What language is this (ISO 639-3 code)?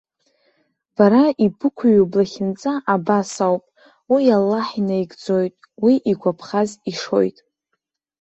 abk